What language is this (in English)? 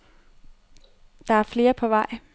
Danish